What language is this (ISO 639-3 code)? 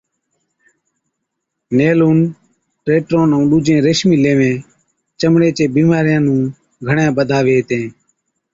odk